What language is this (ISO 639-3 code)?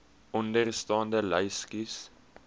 afr